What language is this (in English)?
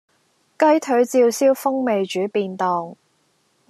Cantonese